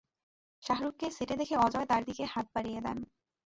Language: Bangla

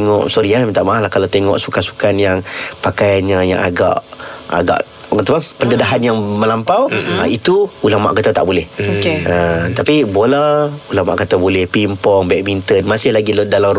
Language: Malay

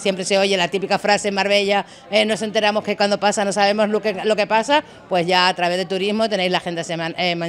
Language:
Spanish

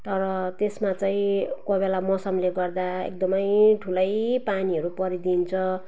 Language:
Nepali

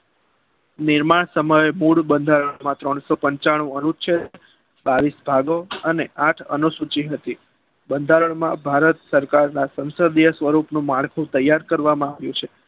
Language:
Gujarati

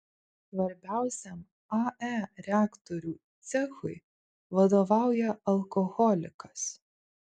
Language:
Lithuanian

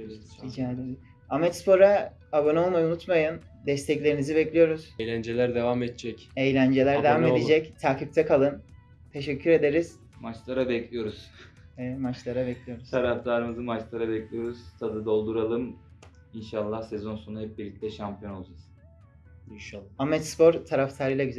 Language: Turkish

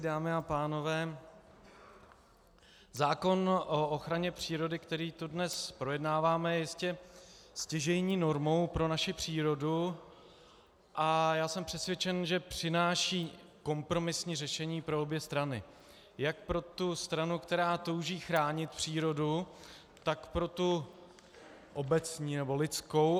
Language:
Czech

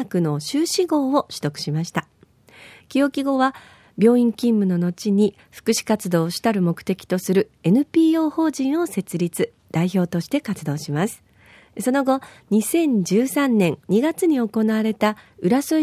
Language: Japanese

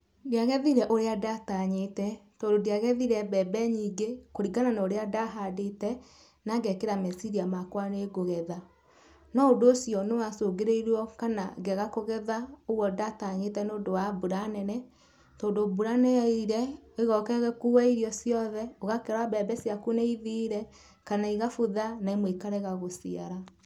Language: Kikuyu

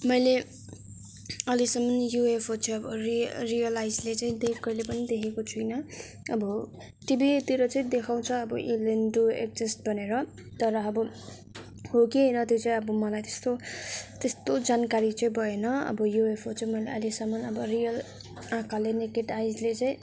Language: Nepali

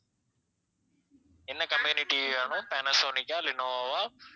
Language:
Tamil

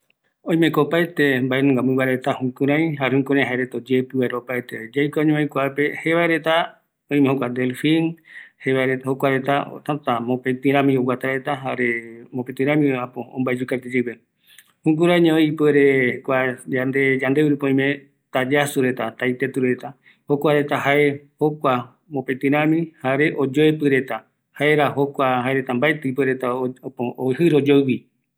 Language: Eastern Bolivian Guaraní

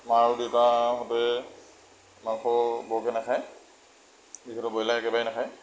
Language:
Assamese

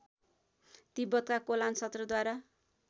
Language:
Nepali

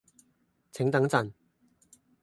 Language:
Cantonese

